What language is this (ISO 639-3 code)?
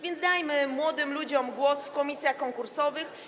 pol